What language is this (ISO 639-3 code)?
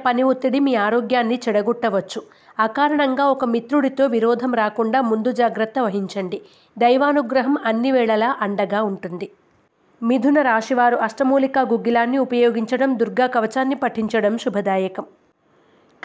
tel